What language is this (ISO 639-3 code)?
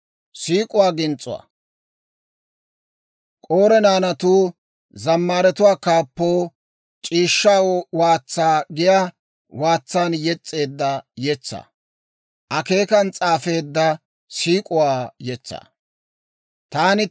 dwr